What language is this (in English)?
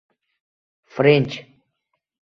Uzbek